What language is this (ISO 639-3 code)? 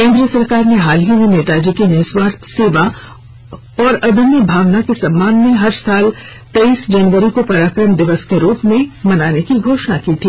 hin